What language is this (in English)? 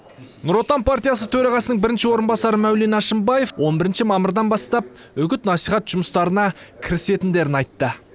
Kazakh